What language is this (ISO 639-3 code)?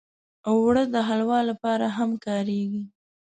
pus